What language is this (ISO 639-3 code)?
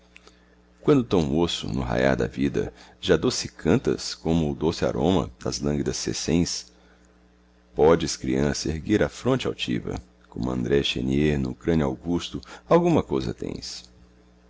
por